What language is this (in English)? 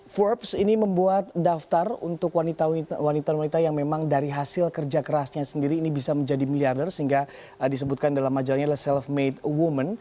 Indonesian